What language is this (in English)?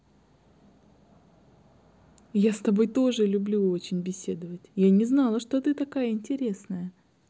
Russian